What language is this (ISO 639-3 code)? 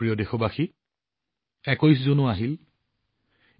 asm